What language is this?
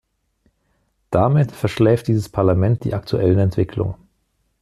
German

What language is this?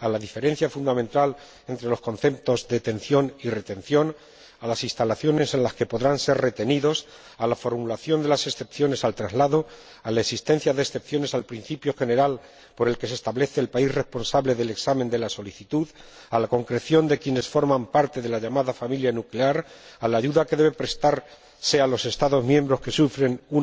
Spanish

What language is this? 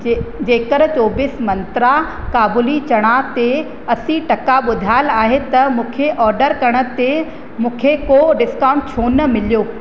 Sindhi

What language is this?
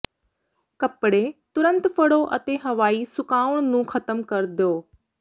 Punjabi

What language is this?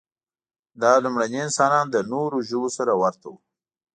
Pashto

